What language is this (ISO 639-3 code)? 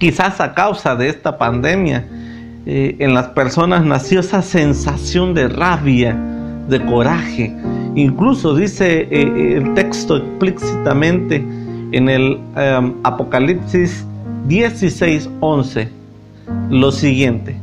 spa